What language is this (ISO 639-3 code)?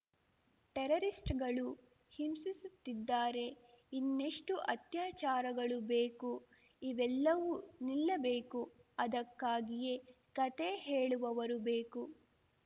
kan